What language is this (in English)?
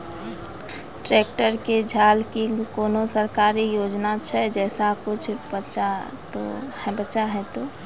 Maithili